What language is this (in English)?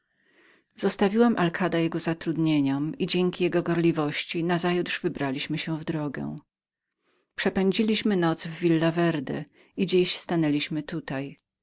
Polish